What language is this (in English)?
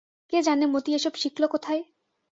Bangla